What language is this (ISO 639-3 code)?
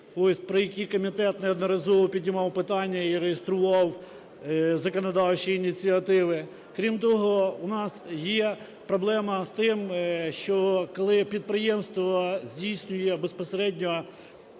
ukr